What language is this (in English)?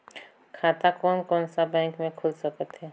Chhattisgarhi